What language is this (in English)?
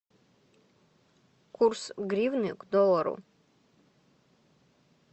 Russian